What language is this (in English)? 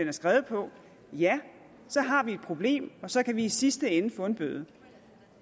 Danish